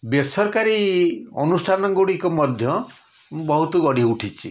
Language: Odia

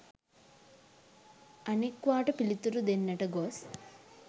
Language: Sinhala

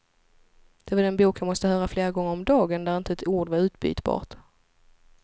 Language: Swedish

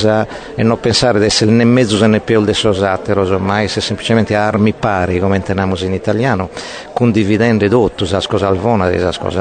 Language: Italian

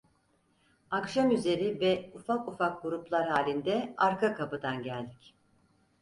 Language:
Turkish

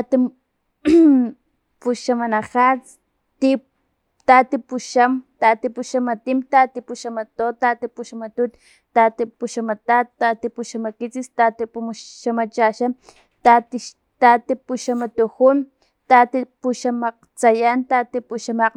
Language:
Filomena Mata-Coahuitlán Totonac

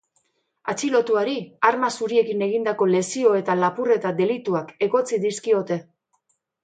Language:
Basque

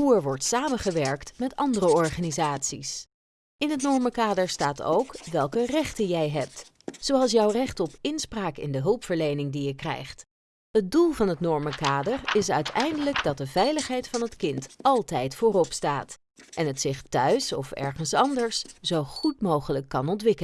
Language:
Dutch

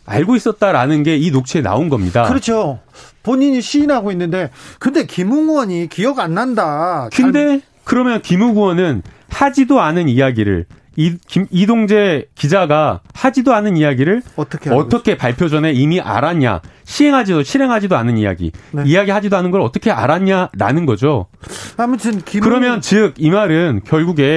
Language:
Korean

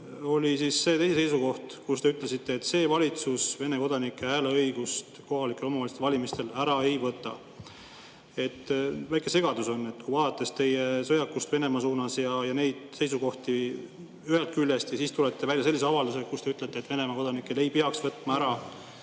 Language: Estonian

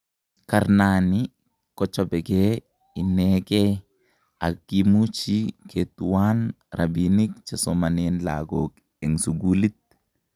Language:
Kalenjin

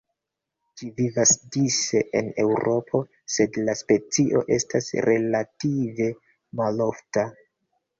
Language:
Esperanto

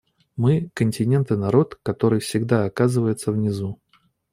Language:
Russian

